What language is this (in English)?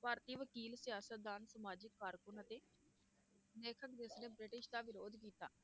Punjabi